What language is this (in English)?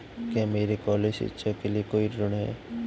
Hindi